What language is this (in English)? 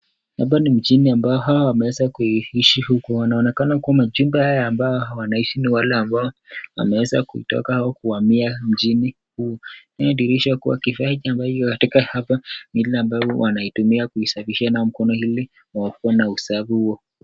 Swahili